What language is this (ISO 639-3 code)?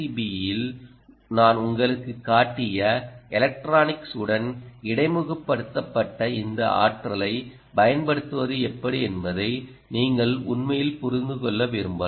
tam